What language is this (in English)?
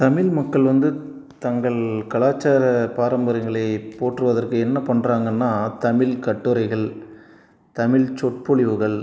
Tamil